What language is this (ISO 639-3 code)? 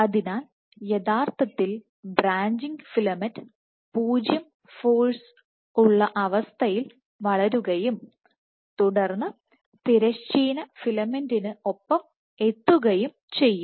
mal